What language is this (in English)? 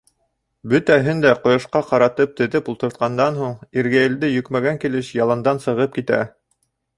Bashkir